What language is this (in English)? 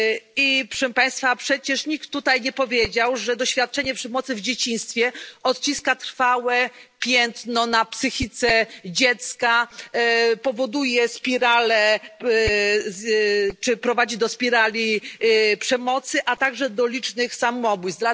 Polish